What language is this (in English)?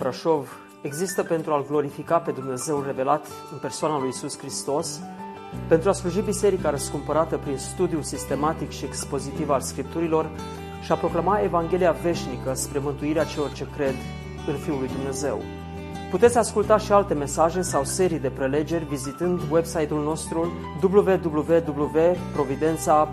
Romanian